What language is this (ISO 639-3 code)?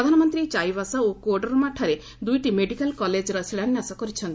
ori